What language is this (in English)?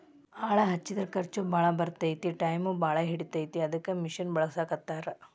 Kannada